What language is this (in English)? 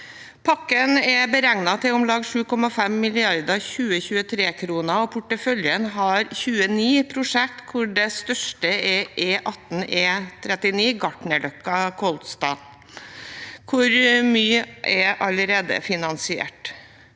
Norwegian